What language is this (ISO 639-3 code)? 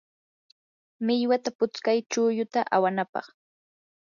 qur